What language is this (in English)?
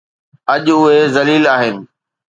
Sindhi